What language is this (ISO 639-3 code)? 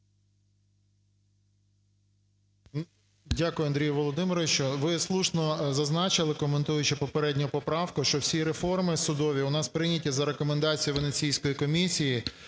ukr